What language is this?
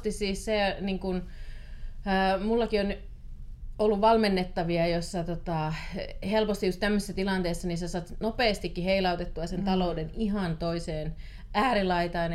Finnish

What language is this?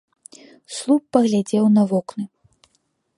Belarusian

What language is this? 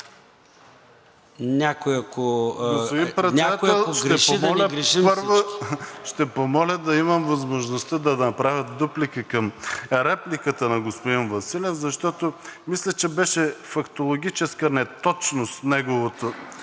Bulgarian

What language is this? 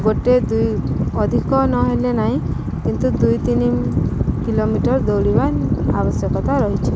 Odia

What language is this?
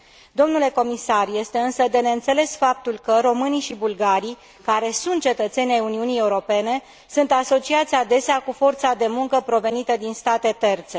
Romanian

